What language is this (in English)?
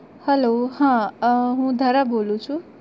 Gujarati